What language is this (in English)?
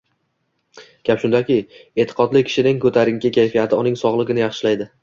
Uzbek